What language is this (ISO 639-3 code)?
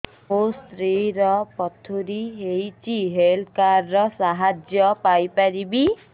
ori